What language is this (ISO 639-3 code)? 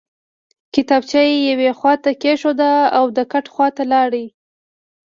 pus